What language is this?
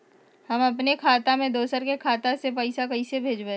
Magahi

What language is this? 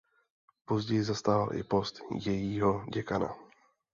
Czech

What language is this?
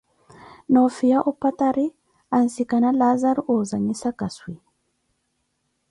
Koti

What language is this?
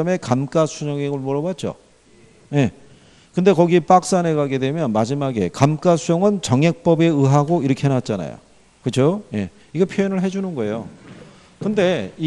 Korean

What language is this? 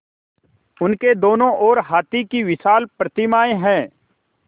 Hindi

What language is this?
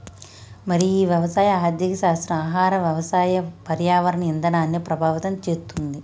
Telugu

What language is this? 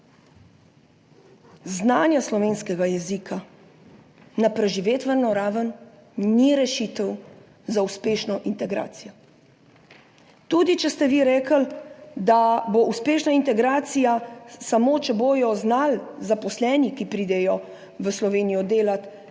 Slovenian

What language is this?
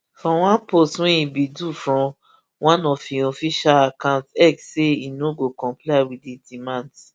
Nigerian Pidgin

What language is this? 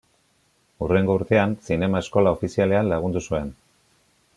Basque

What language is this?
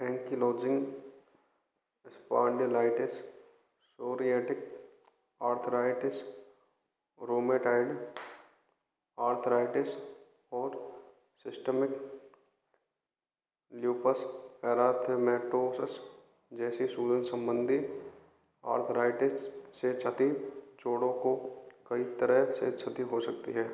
Hindi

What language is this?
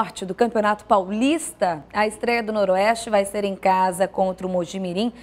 Portuguese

